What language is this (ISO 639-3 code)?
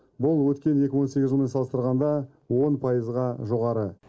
kaz